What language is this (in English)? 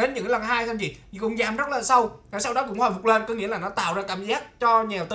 Vietnamese